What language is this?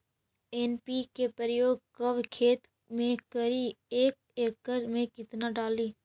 Magahi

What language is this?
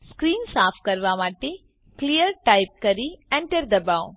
Gujarati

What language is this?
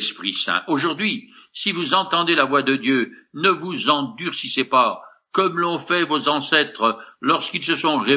French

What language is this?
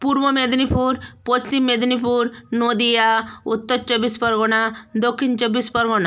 Bangla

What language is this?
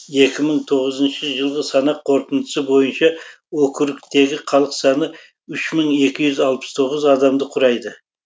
Kazakh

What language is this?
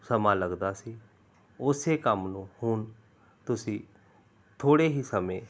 Punjabi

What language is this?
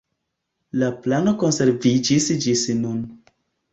Esperanto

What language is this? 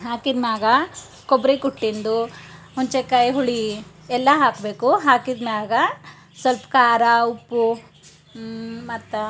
Kannada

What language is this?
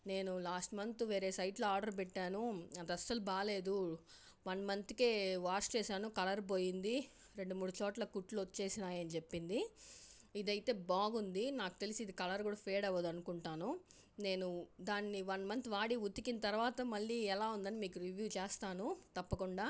Telugu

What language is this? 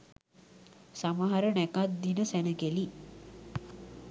Sinhala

